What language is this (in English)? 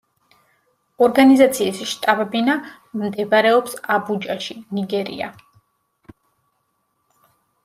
Georgian